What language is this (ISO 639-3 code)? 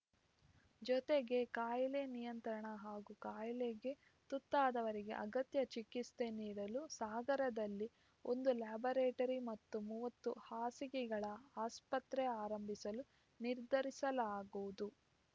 kan